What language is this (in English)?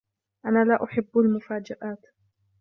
Arabic